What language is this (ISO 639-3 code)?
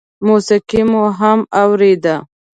pus